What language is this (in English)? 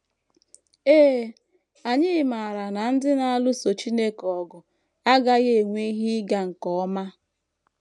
Igbo